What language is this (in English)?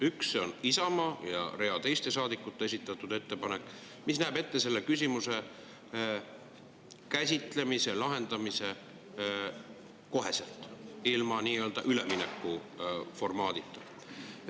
Estonian